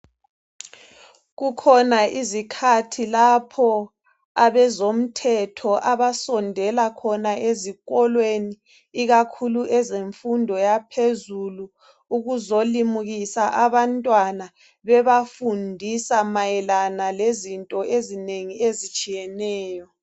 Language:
North Ndebele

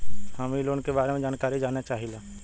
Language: Bhojpuri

